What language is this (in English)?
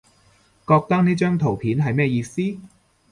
Cantonese